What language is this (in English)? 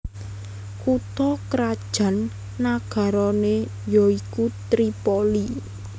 Javanese